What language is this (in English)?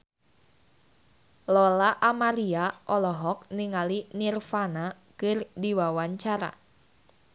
Sundanese